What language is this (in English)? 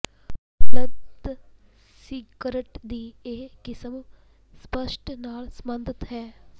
Punjabi